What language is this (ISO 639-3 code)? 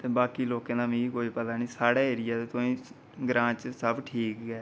doi